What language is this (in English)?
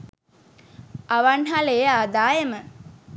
Sinhala